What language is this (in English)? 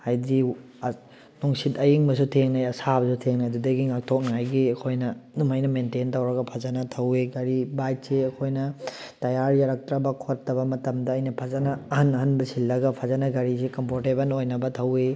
Manipuri